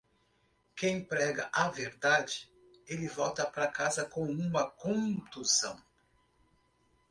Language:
Portuguese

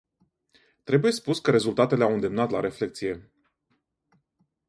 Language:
Romanian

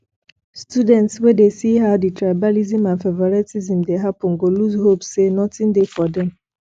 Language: Nigerian Pidgin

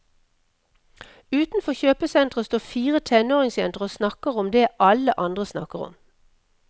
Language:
Norwegian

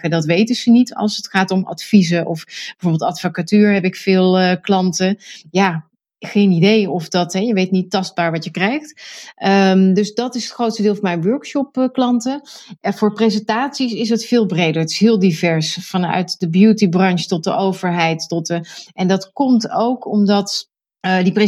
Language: Dutch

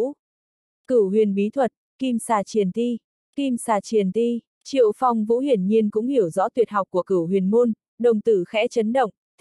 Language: Vietnamese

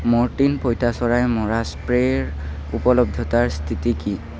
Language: Assamese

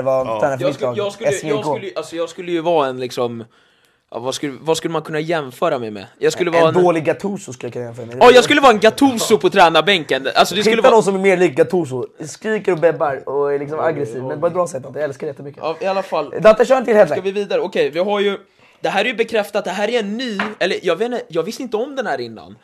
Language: Swedish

